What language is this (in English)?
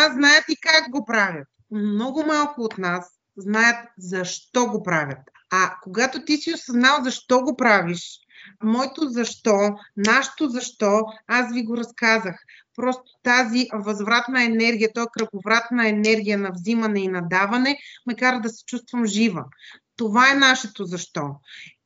Bulgarian